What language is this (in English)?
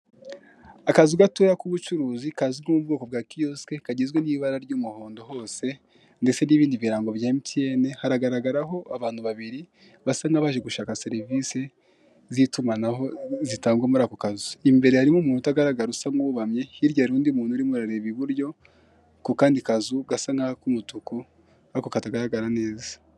Kinyarwanda